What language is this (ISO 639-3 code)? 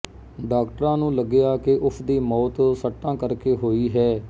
pan